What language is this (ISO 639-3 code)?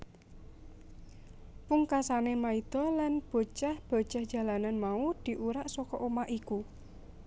jav